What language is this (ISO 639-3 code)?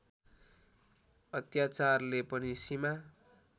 nep